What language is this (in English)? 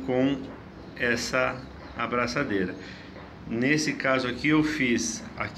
Portuguese